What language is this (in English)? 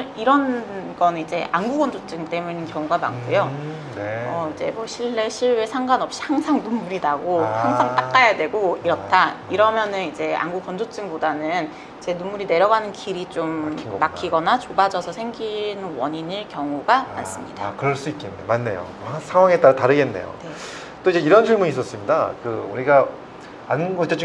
Korean